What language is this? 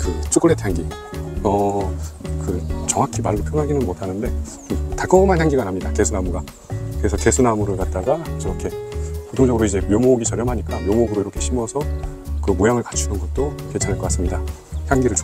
Korean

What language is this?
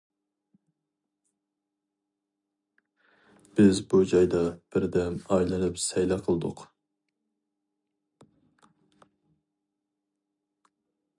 Uyghur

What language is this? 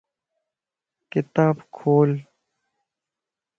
Lasi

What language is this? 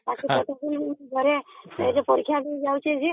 Odia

